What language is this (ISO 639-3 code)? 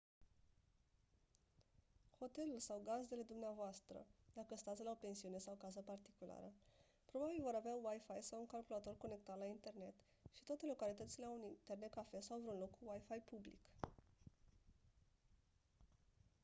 ron